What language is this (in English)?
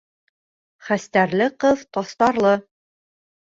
Bashkir